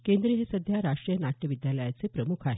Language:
Marathi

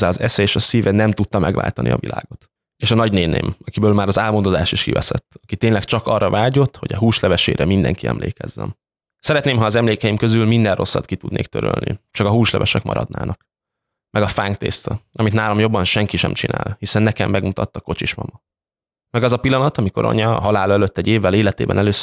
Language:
Hungarian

